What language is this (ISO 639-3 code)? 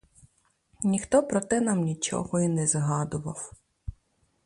ukr